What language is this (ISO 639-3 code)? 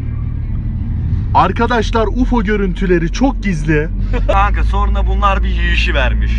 tur